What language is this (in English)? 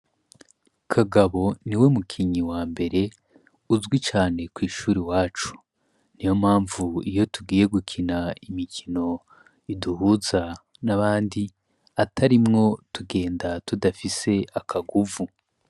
Rundi